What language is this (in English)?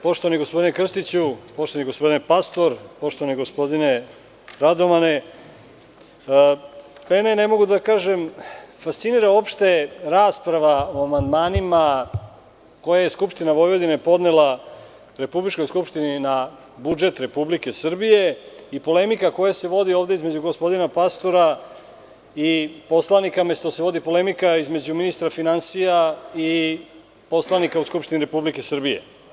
Serbian